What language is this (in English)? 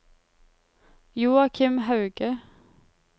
Norwegian